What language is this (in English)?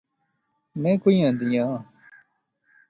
Pahari-Potwari